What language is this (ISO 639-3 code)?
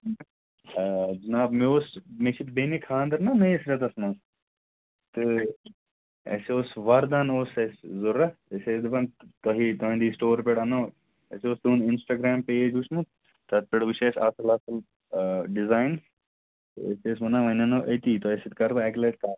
kas